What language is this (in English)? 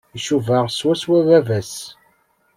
Kabyle